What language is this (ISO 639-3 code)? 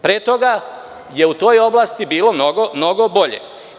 srp